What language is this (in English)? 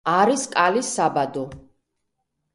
Georgian